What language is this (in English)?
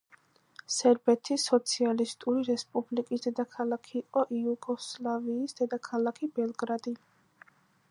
Georgian